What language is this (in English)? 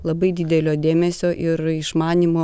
Lithuanian